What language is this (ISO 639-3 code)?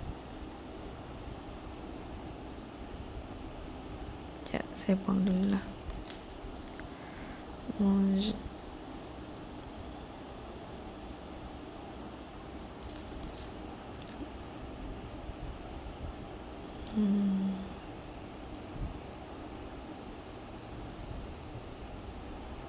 msa